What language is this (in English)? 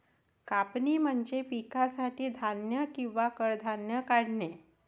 Marathi